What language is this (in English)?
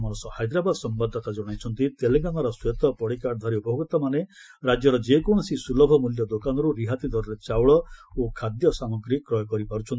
Odia